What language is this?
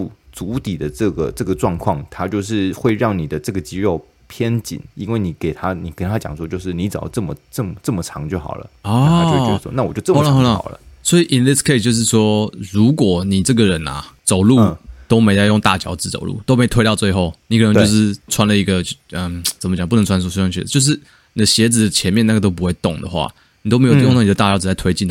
Chinese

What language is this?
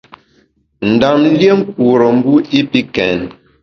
Bamun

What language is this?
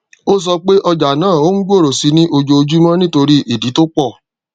Yoruba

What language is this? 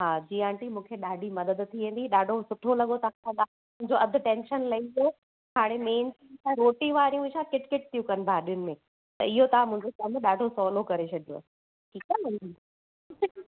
Sindhi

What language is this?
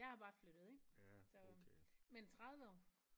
Danish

